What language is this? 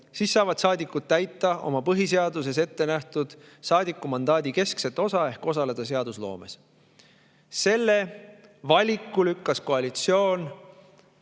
Estonian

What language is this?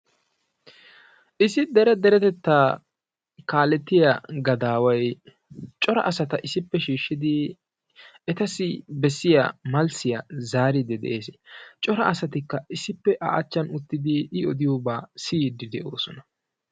Wolaytta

